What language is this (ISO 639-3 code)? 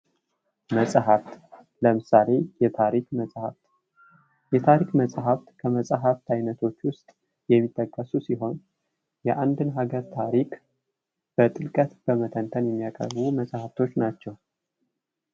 amh